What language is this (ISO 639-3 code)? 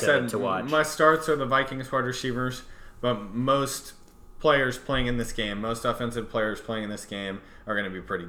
eng